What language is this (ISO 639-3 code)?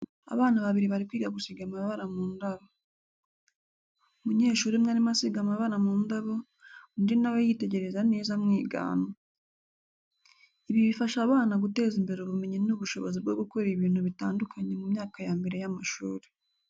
kin